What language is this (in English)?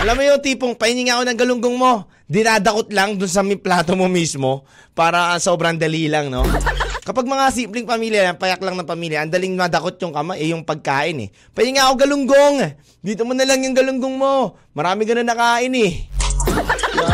Filipino